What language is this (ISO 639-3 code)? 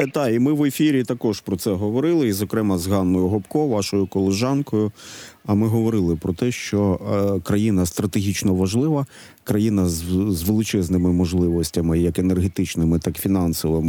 ukr